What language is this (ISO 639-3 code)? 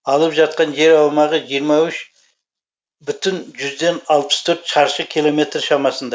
kaz